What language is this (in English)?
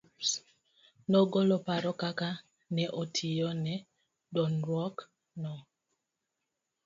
Luo (Kenya and Tanzania)